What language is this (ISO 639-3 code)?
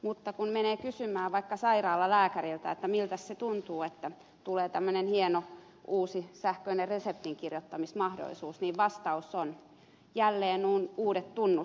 fin